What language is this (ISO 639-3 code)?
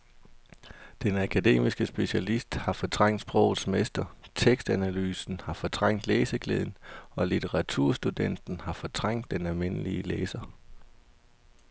dan